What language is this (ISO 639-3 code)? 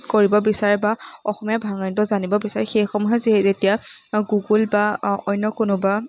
asm